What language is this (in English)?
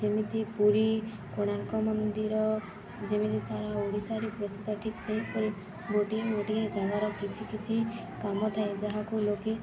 Odia